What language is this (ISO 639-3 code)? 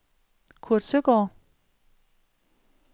dan